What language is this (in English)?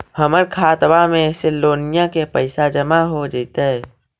Magahi